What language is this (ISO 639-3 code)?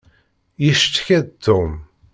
kab